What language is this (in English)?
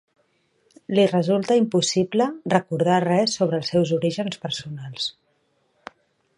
Catalan